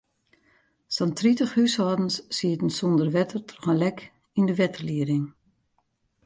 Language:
Western Frisian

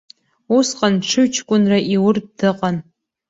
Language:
Abkhazian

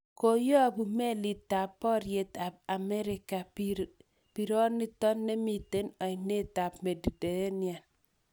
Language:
Kalenjin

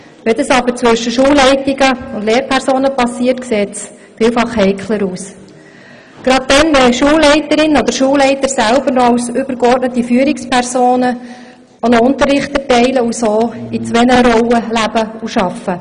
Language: Swiss German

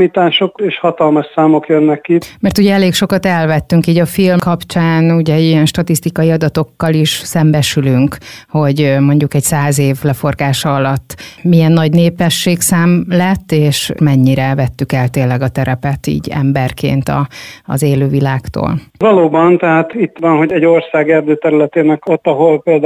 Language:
Hungarian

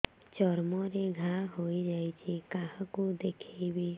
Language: Odia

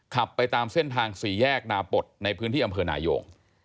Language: Thai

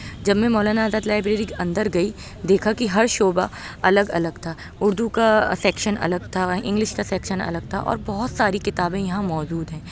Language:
Urdu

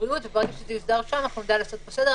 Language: Hebrew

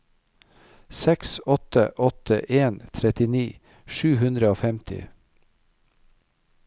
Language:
Norwegian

